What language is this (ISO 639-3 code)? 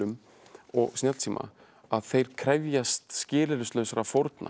isl